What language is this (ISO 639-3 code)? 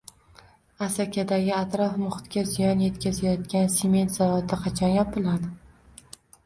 uzb